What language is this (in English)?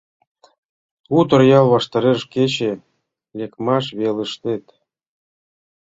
Mari